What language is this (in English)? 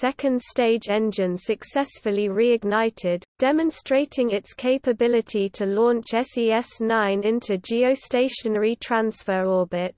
English